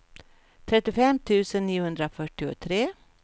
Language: Swedish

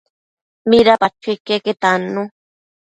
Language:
Matsés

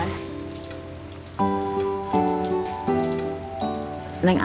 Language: Indonesian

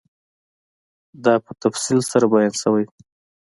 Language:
Pashto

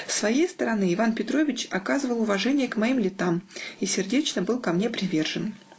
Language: Russian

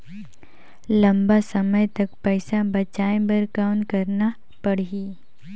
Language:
Chhattisgarhi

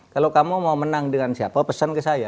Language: Indonesian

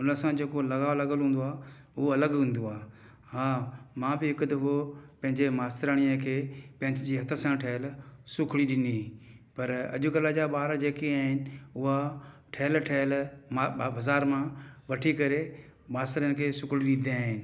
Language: Sindhi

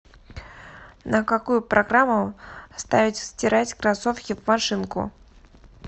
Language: Russian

